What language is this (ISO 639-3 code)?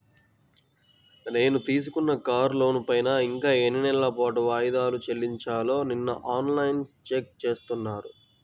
tel